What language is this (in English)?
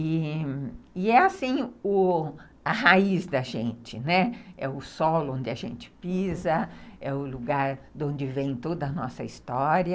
Portuguese